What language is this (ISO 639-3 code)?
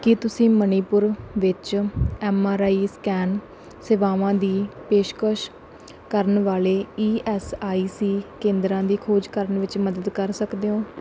pan